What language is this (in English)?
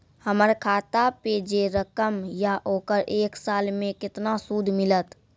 Maithili